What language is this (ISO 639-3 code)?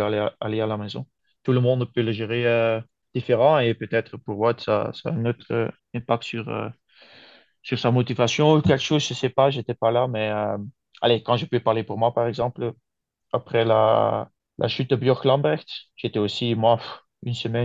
fra